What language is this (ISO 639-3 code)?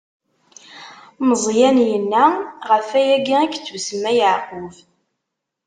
kab